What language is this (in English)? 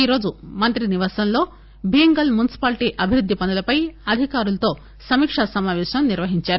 Telugu